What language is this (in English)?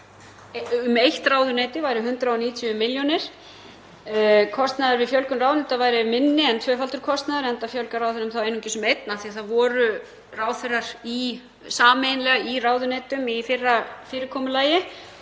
Icelandic